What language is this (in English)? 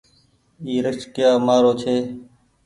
Goaria